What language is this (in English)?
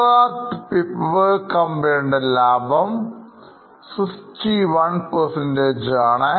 Malayalam